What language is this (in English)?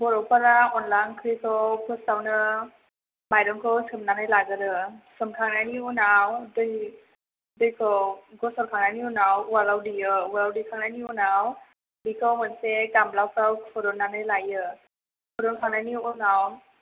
Bodo